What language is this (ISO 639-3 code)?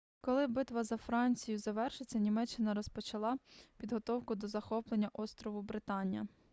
ukr